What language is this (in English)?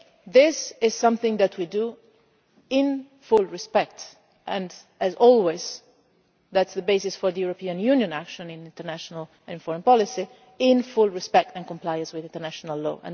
English